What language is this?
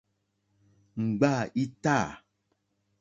Mokpwe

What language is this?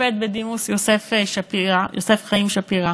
Hebrew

